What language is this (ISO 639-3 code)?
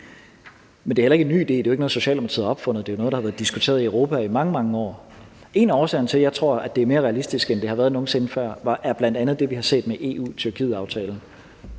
dan